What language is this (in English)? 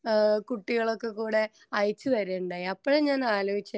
Malayalam